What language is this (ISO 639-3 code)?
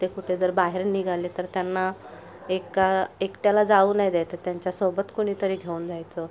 mar